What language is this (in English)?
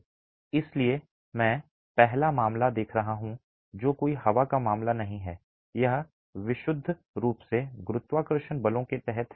Hindi